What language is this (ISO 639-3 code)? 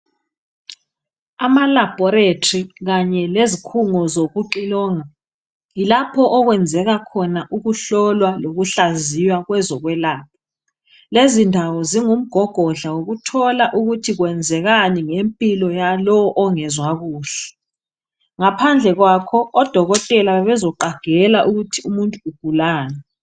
nde